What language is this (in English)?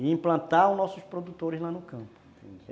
Portuguese